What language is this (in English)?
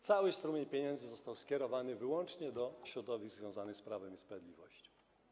Polish